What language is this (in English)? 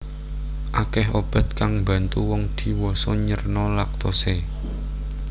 Javanese